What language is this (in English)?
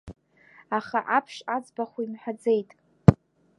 Abkhazian